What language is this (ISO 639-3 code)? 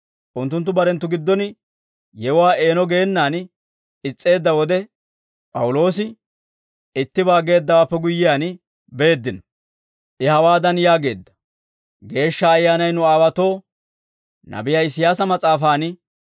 dwr